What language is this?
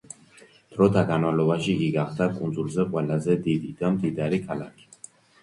Georgian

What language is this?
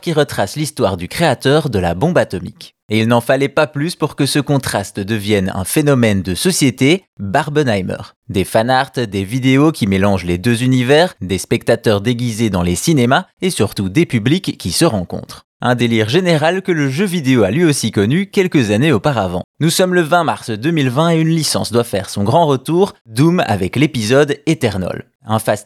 French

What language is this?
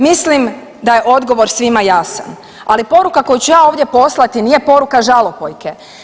Croatian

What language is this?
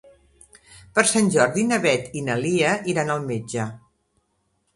Catalan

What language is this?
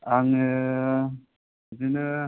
Bodo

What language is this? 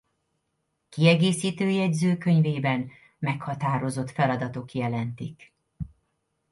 Hungarian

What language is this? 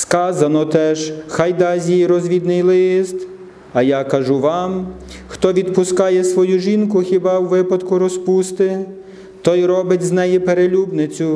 Ukrainian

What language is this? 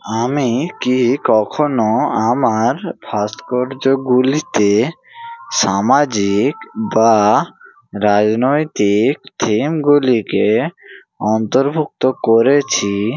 Bangla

